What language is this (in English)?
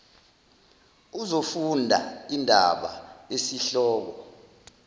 Zulu